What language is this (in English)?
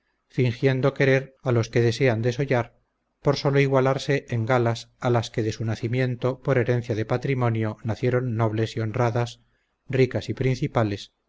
Spanish